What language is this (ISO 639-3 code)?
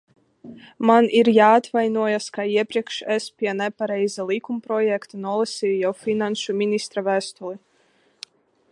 lav